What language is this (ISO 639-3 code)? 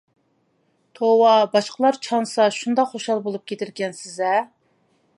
uig